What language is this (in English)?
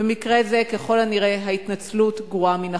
Hebrew